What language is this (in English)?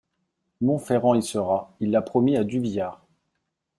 French